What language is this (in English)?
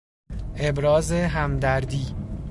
Persian